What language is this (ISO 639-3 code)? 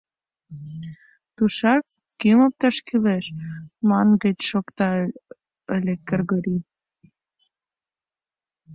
chm